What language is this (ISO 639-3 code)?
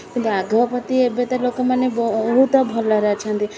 ori